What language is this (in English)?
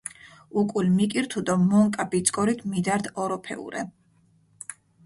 Mingrelian